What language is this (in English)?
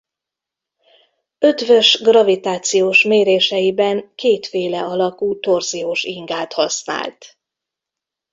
Hungarian